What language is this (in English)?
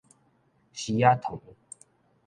Min Nan Chinese